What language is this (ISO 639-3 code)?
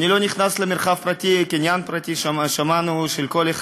heb